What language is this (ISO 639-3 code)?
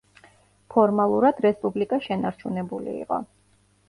kat